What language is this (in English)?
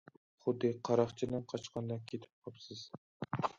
Uyghur